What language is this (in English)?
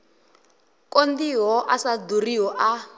Venda